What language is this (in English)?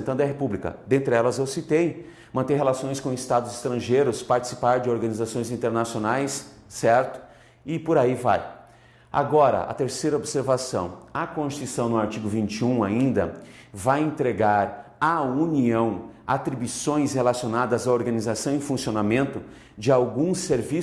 Portuguese